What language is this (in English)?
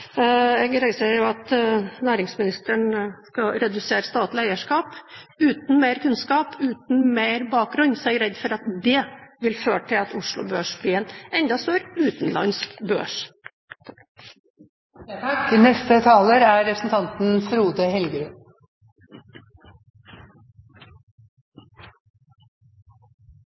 Norwegian Bokmål